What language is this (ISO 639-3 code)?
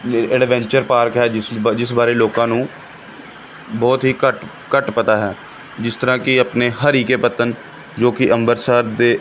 pan